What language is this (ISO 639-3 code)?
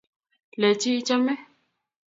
kln